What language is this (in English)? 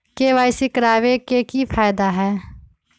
Magahi